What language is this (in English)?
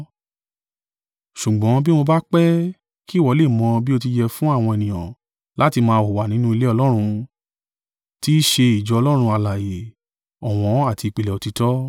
Yoruba